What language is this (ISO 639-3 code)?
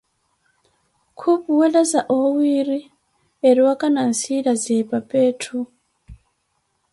eko